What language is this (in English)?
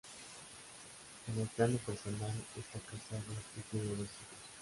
Spanish